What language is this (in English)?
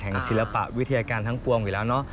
Thai